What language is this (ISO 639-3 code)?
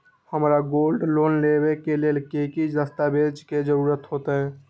mag